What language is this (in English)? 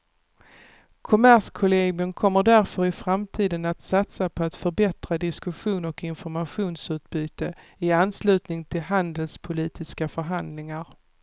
Swedish